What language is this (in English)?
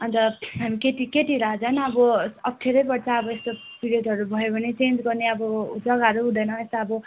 Nepali